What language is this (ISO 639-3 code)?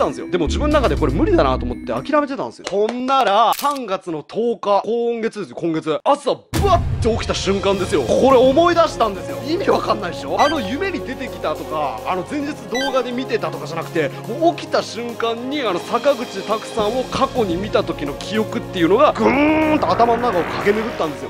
jpn